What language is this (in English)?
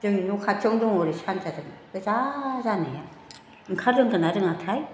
Bodo